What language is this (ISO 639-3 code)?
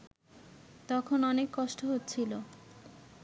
ben